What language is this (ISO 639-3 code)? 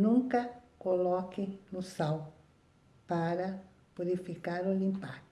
por